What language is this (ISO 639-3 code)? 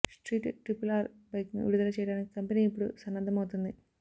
tel